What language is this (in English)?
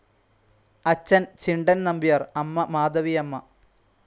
Malayalam